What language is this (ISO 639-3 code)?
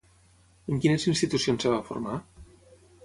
cat